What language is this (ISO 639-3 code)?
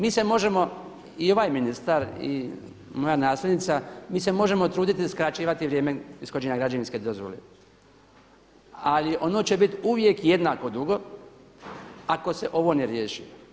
hrv